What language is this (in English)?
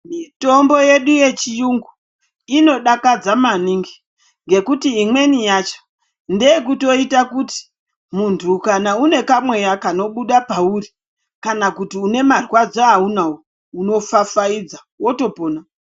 Ndau